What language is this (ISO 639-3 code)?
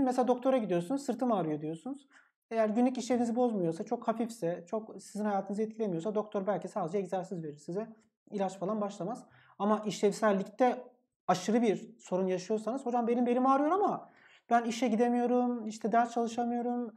tur